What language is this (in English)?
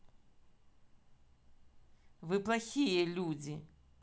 Russian